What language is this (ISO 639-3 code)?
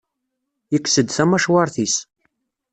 kab